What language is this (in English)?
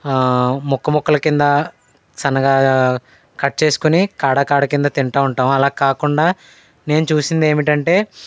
Telugu